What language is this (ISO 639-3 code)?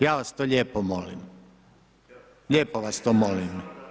hrv